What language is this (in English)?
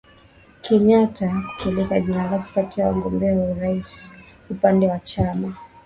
Swahili